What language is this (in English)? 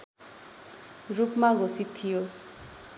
Nepali